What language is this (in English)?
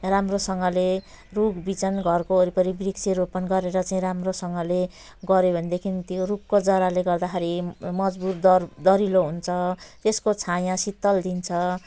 Nepali